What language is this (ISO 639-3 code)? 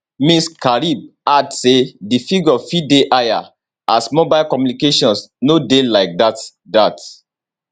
pcm